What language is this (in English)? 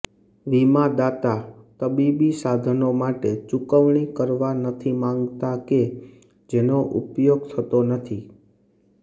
Gujarati